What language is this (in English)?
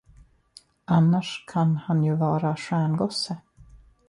Swedish